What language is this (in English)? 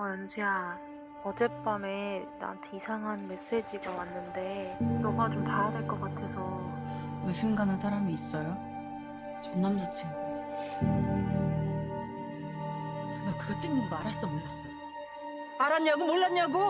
Korean